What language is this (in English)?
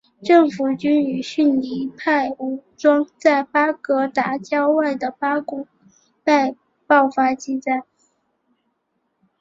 Chinese